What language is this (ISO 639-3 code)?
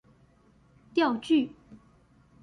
zho